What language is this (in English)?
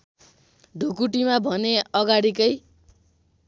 Nepali